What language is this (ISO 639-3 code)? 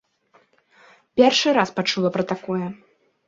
bel